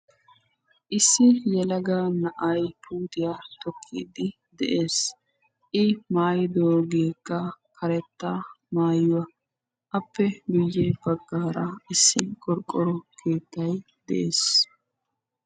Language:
Wolaytta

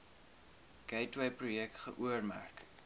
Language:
Afrikaans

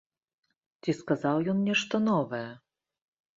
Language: Belarusian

